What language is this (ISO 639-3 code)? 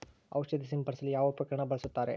kan